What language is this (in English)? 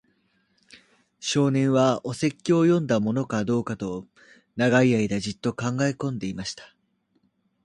Japanese